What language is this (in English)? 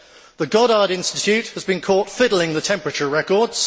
English